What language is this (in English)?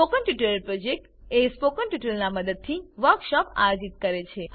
Gujarati